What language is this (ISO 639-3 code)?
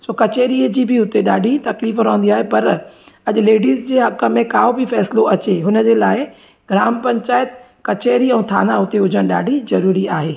snd